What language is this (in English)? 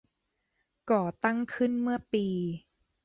Thai